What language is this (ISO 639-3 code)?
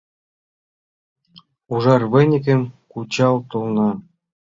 chm